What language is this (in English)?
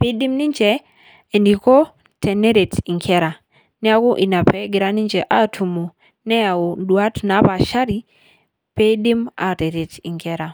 Masai